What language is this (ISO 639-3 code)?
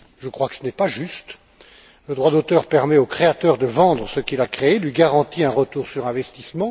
fra